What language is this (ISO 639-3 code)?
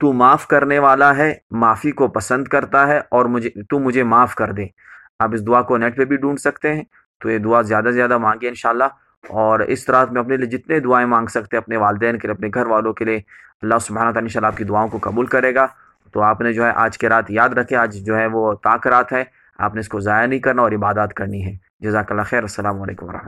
urd